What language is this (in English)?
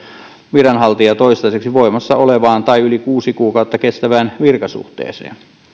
Finnish